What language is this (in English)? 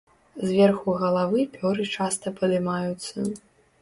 Belarusian